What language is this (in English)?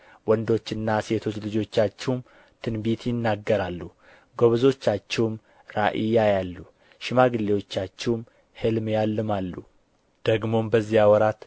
Amharic